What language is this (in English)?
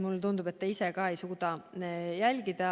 Estonian